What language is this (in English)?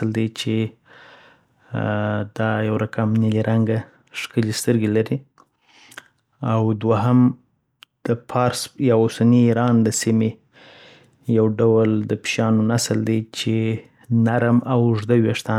Southern Pashto